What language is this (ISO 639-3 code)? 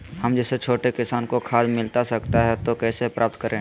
mag